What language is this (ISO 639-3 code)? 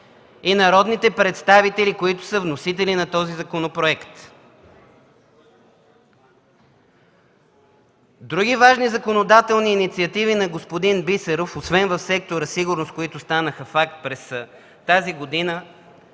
bul